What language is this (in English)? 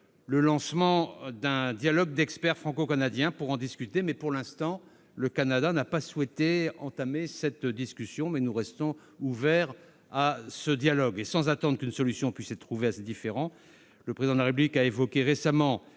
French